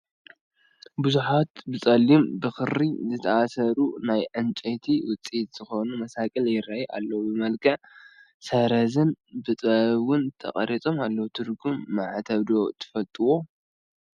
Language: Tigrinya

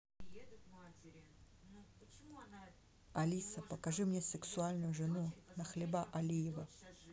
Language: Russian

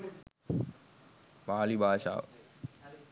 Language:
Sinhala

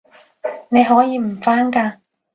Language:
Cantonese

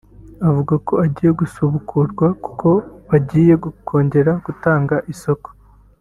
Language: Kinyarwanda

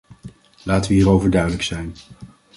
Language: Dutch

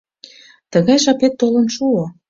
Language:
Mari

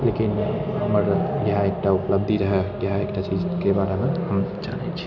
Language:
Maithili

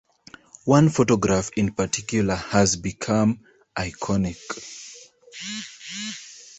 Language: English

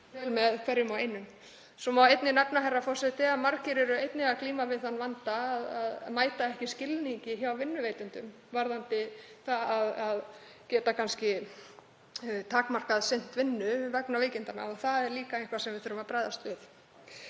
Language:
Icelandic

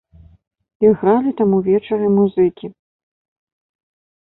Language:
Belarusian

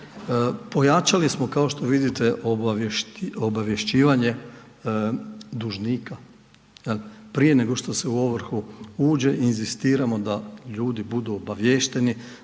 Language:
Croatian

